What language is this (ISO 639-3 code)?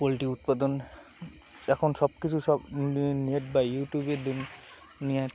ben